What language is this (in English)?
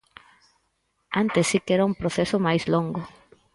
Galician